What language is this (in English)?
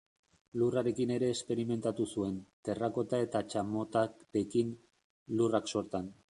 Basque